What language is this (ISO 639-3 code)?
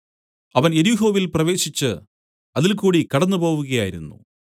mal